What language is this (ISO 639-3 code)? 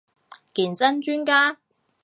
yue